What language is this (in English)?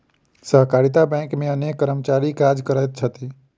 Maithili